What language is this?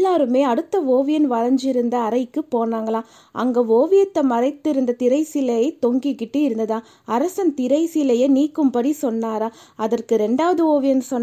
Tamil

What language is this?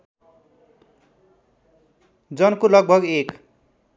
Nepali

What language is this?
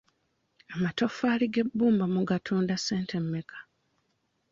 Ganda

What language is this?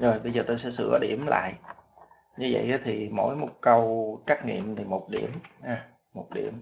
Vietnamese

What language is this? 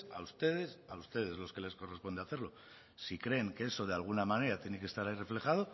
Spanish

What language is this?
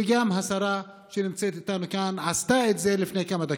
Hebrew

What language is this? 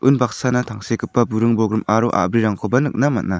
Garo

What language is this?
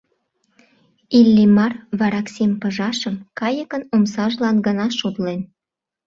Mari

